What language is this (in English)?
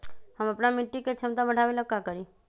Magahi